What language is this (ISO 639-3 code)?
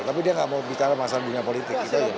ind